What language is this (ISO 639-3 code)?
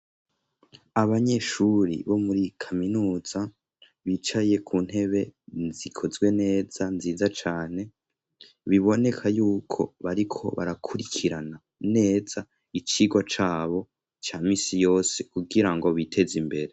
run